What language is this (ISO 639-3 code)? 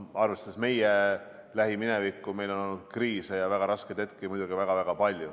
est